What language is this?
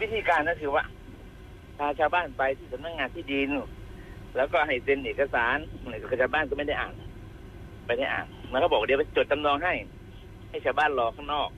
Thai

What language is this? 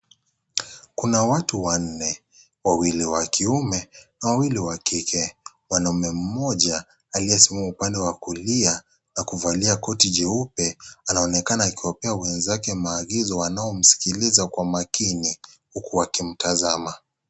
Swahili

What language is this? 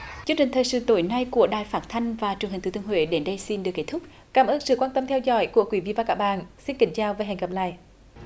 Vietnamese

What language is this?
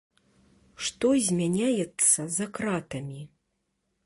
Belarusian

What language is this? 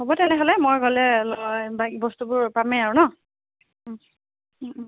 Assamese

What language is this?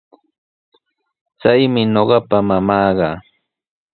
Sihuas Ancash Quechua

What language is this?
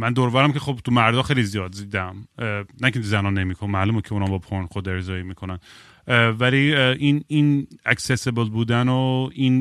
Persian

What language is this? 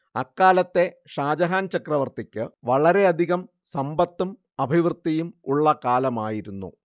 Malayalam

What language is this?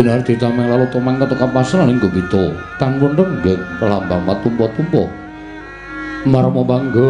Indonesian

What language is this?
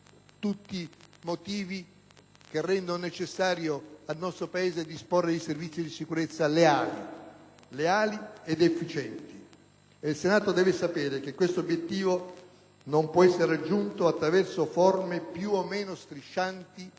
Italian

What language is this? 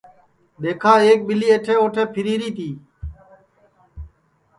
Sansi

